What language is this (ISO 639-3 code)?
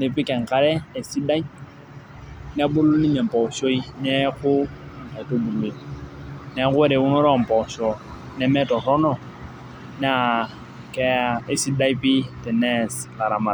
mas